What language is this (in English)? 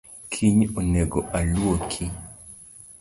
Luo (Kenya and Tanzania)